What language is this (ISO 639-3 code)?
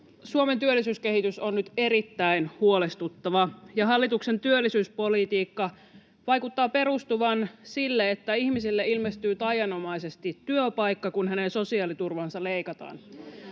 fin